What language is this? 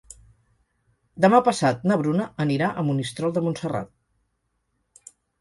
Catalan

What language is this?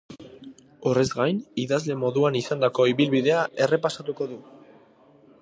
Basque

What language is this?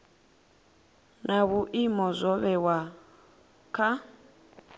Venda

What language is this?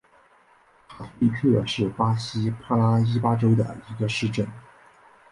Chinese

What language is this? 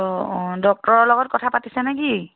Assamese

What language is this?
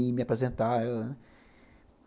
Portuguese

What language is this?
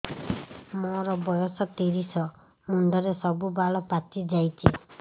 Odia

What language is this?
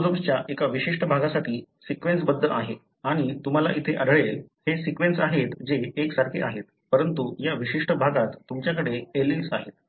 Marathi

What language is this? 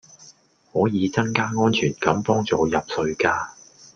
Cantonese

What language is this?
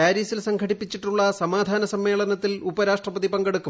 Malayalam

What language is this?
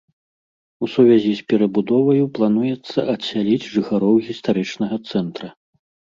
Belarusian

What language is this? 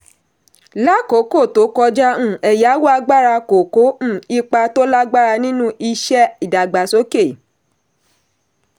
Yoruba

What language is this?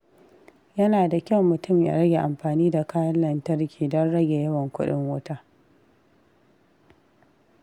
Hausa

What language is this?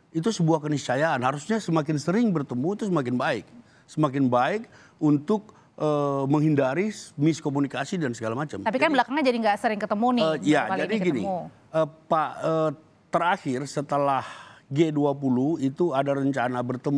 Indonesian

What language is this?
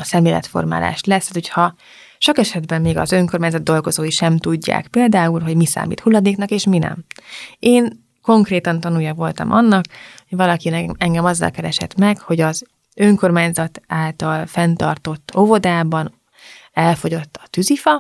Hungarian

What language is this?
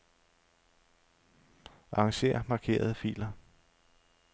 Danish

